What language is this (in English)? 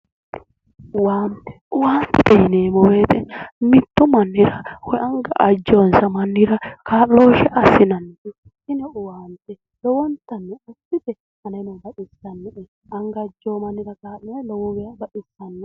Sidamo